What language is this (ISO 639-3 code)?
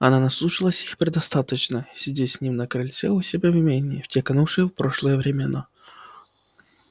rus